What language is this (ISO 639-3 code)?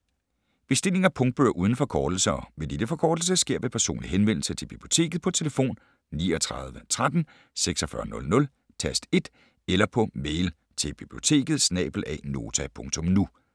dan